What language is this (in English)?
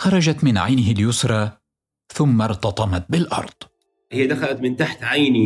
Arabic